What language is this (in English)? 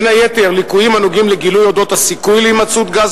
Hebrew